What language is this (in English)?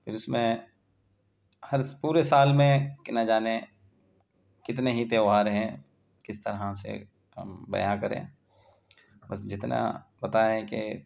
Urdu